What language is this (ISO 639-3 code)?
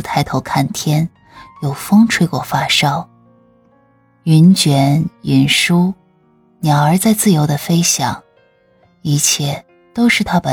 zho